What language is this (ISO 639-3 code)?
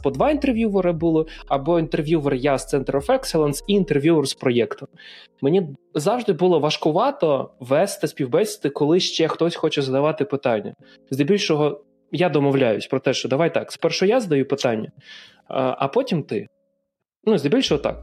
ukr